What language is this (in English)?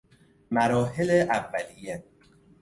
Persian